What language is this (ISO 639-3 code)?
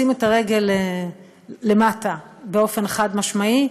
heb